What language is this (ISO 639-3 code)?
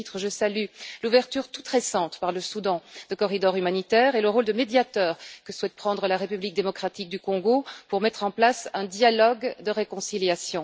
fra